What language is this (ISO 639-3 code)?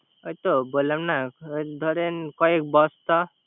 ben